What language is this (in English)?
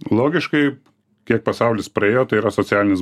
Lithuanian